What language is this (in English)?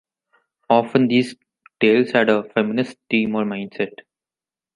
English